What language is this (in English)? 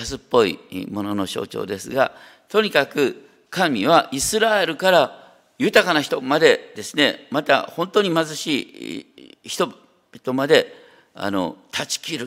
Japanese